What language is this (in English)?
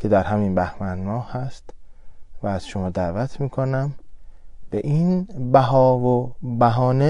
Persian